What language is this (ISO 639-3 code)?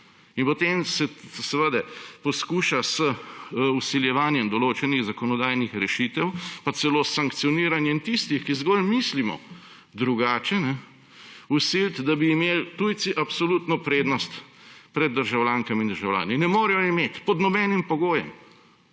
slv